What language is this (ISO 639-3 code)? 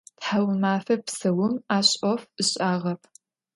ady